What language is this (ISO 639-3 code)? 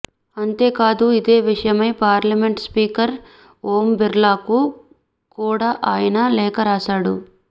tel